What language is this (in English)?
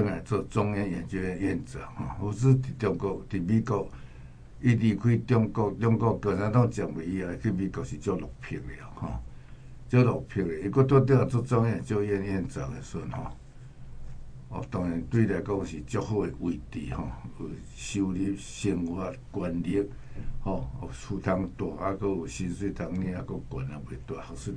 Chinese